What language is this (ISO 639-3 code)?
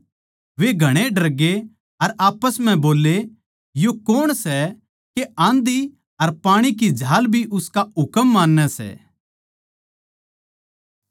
bgc